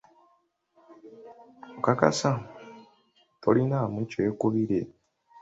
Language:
Ganda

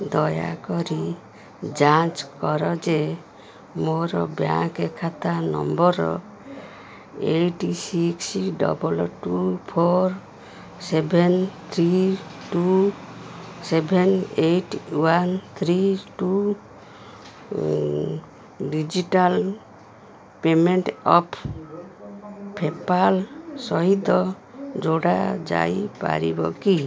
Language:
Odia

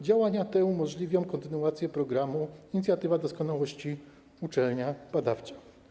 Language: Polish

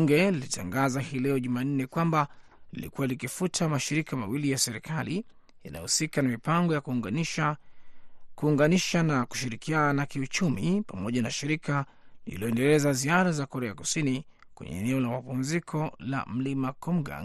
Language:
Swahili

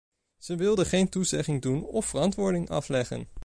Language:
Dutch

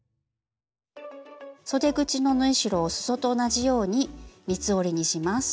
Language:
Japanese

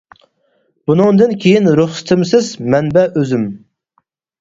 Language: Uyghur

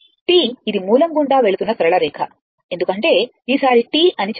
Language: Telugu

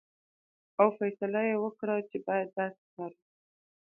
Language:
Pashto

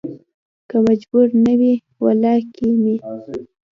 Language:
Pashto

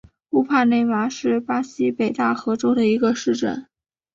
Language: Chinese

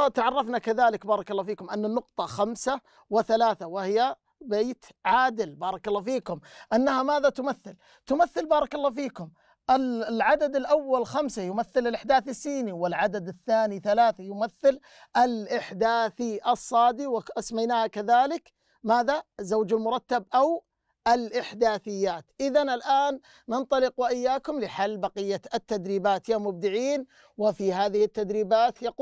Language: Arabic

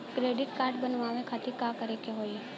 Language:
Bhojpuri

